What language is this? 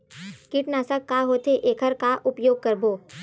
Chhattisgarhi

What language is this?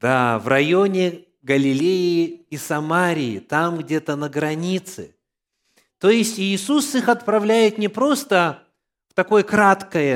Russian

